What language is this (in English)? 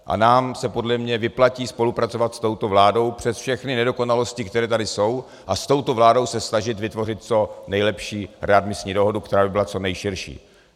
Czech